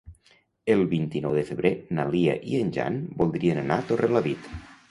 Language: Catalan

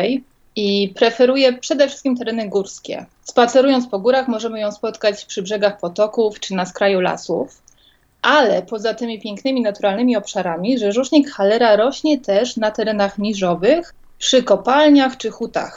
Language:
Polish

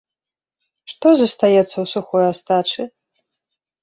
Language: Belarusian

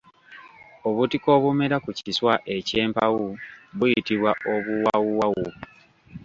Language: Ganda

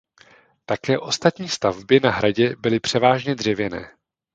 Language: Czech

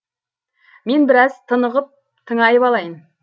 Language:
Kazakh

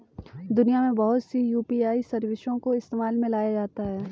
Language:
Hindi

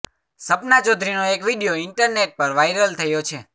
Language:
Gujarati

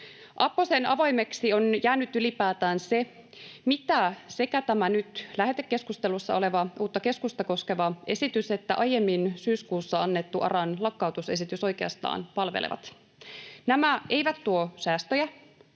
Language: Finnish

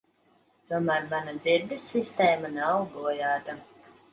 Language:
Latvian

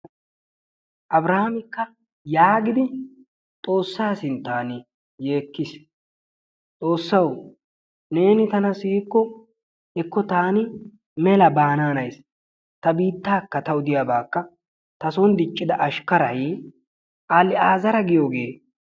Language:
Wolaytta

